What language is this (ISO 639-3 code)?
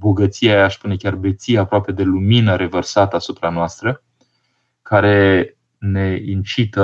ron